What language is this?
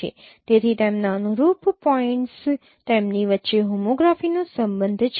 Gujarati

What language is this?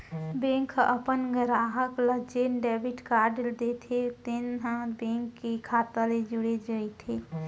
Chhattisgarhi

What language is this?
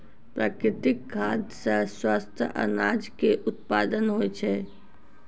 Maithili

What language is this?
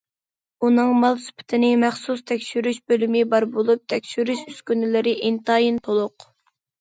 Uyghur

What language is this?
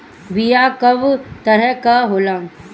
Bhojpuri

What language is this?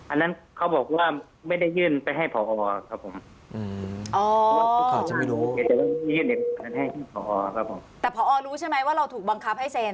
Thai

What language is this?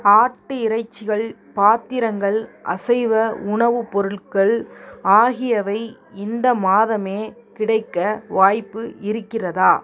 Tamil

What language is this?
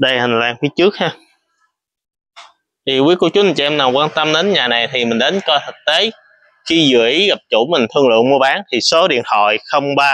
Vietnamese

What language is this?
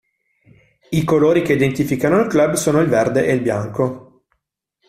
Italian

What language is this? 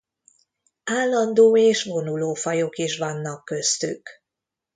Hungarian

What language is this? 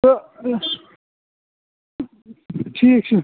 Kashmiri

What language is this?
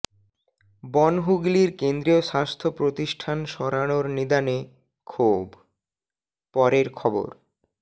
Bangla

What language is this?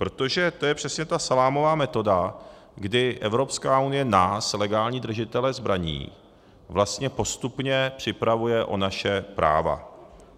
Czech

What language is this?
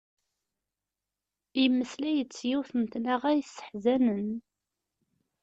Kabyle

